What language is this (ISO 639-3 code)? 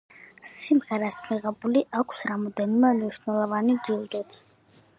kat